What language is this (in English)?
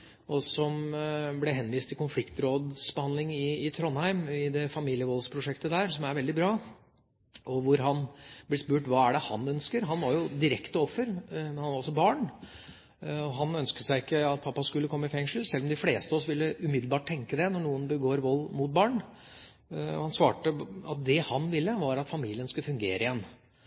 Norwegian Bokmål